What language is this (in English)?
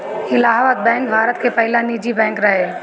Bhojpuri